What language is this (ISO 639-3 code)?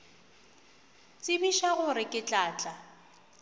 nso